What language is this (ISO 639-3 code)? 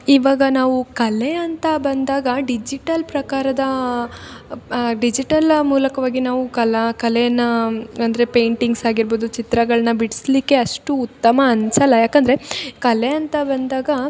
kan